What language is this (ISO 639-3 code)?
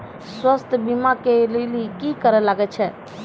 mai